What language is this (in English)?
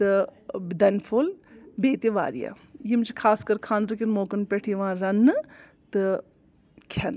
Kashmiri